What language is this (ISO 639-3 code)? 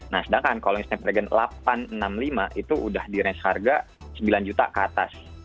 ind